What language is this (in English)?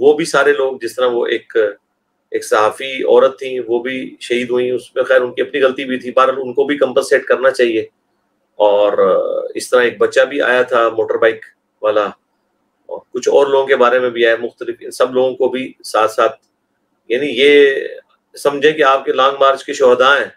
Urdu